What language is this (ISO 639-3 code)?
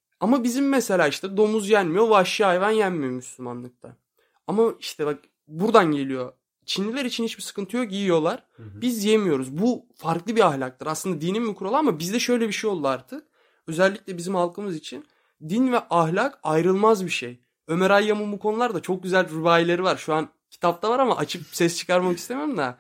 tur